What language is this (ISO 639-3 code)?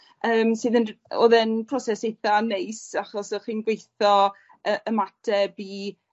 cym